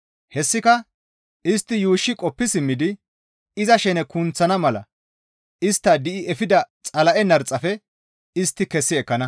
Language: Gamo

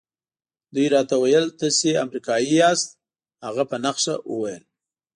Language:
Pashto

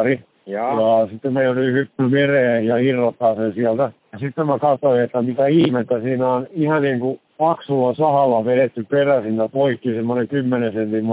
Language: Finnish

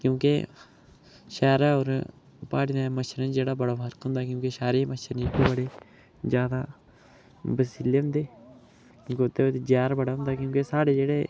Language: Dogri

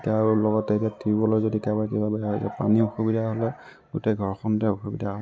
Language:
Assamese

